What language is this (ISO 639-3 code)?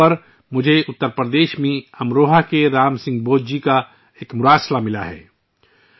urd